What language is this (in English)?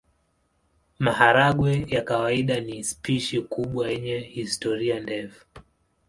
Swahili